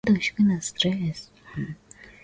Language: Swahili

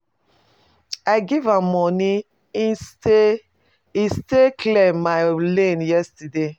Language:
Nigerian Pidgin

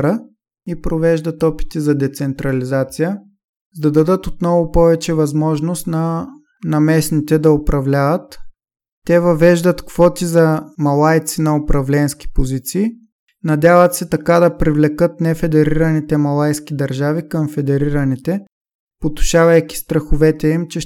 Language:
Bulgarian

